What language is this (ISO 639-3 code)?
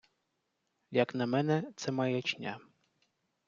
ukr